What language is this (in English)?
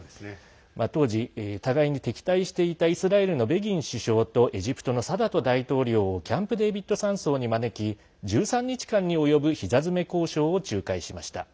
Japanese